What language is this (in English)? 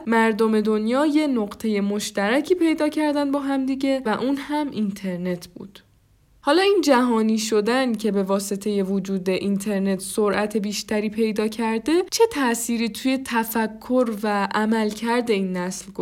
Persian